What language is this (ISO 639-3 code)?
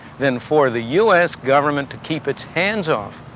eng